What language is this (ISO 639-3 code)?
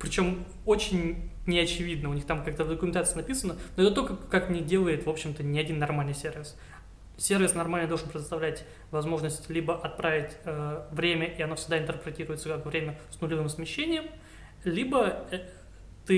rus